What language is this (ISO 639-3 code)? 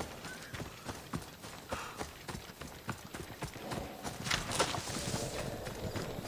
deu